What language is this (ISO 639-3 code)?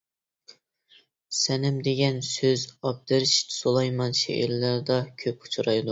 uig